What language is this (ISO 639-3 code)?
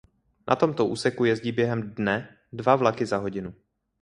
ces